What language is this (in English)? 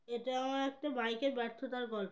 Bangla